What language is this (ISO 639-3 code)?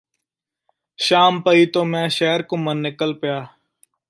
pan